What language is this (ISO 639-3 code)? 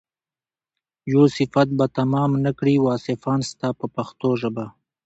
pus